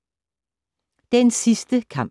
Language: Danish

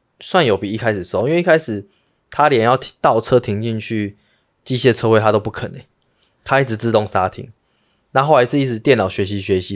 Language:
Chinese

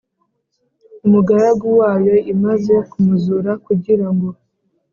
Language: Kinyarwanda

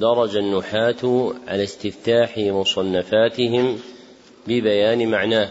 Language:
Arabic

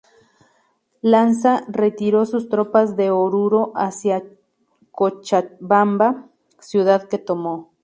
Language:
Spanish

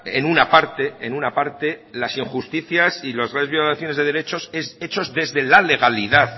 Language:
Spanish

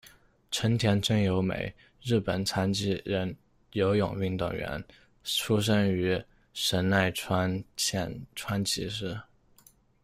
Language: Chinese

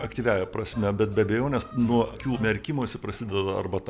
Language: Lithuanian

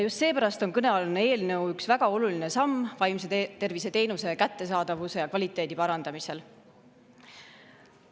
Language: Estonian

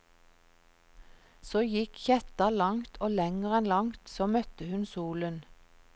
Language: Norwegian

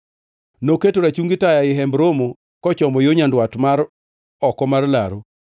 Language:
Luo (Kenya and Tanzania)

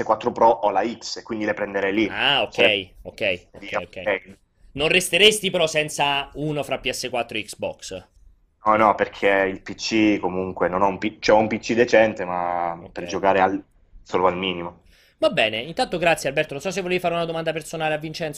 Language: Italian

